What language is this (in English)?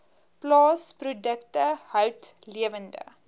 Afrikaans